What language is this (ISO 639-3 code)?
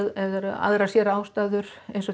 isl